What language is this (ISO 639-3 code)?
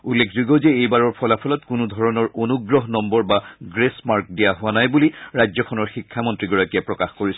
asm